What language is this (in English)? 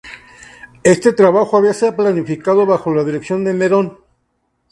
Spanish